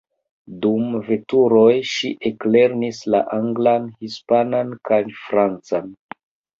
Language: Esperanto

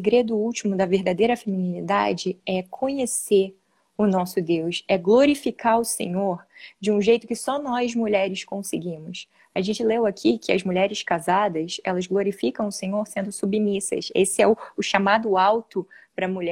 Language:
Portuguese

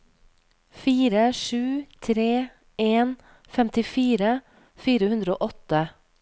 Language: Norwegian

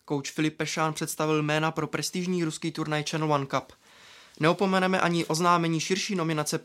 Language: Czech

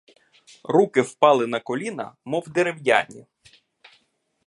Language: Ukrainian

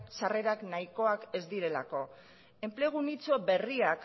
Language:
Basque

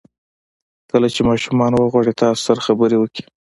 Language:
Pashto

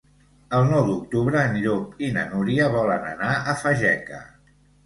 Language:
Catalan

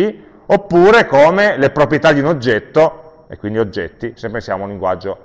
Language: Italian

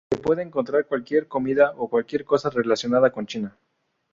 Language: Spanish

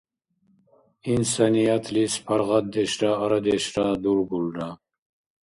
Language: Dargwa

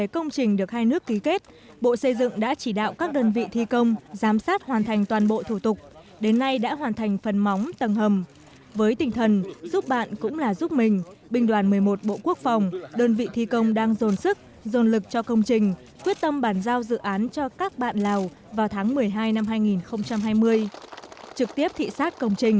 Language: Vietnamese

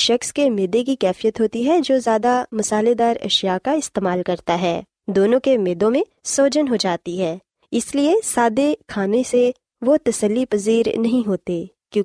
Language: Urdu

